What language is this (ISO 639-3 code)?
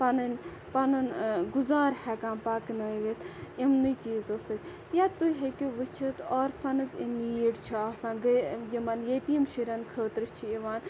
kas